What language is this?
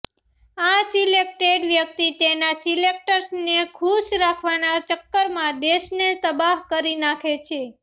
Gujarati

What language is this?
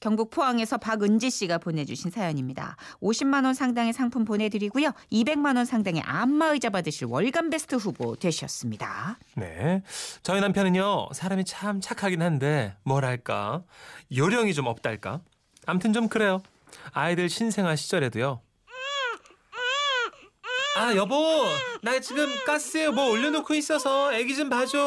Korean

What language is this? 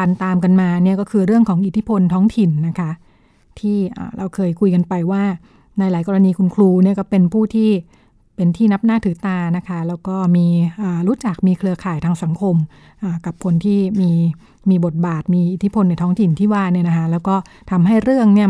Thai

